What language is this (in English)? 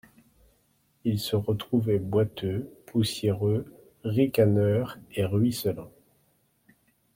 French